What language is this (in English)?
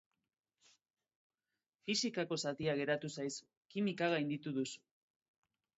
Basque